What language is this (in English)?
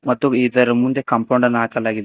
Kannada